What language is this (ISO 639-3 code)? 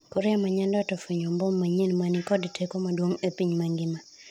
luo